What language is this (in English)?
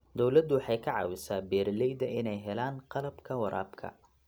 Somali